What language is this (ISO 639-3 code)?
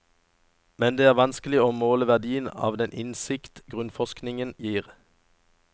nor